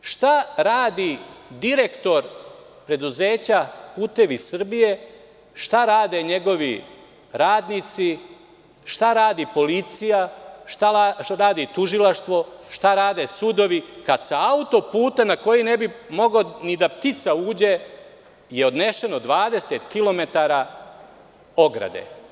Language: Serbian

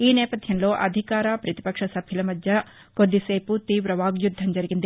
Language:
Telugu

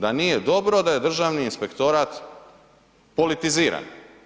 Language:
Croatian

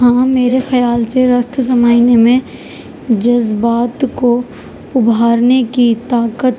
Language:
Urdu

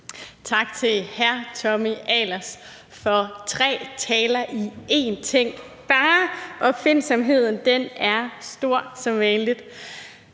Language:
Danish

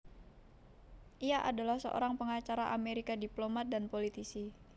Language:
Javanese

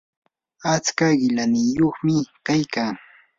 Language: Yanahuanca Pasco Quechua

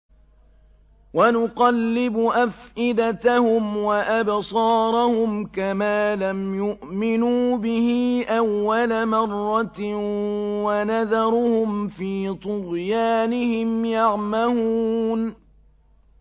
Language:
Arabic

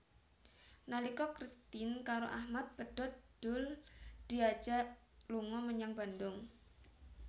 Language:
Javanese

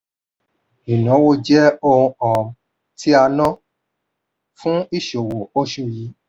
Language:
Yoruba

